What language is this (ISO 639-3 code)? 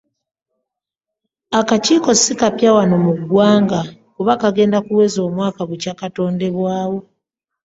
lug